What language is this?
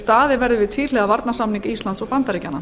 Icelandic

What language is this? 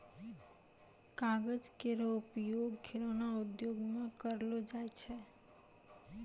Maithili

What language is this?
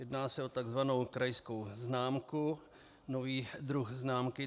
Czech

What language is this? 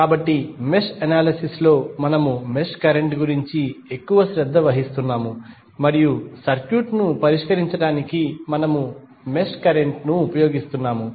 Telugu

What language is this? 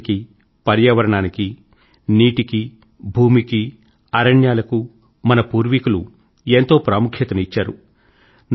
Telugu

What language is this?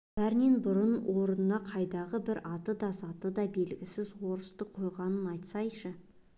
Kazakh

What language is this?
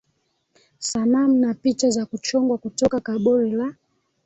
Swahili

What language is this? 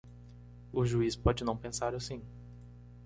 Portuguese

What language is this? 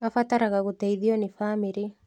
Kikuyu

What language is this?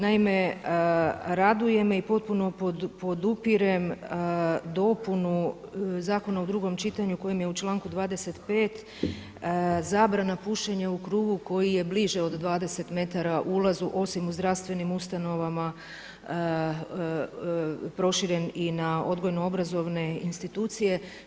Croatian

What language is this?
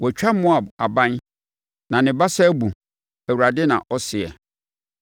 Akan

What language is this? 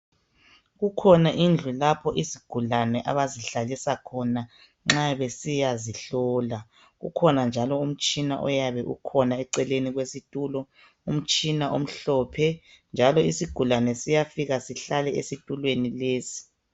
North Ndebele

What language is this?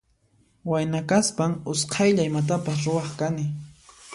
Puno Quechua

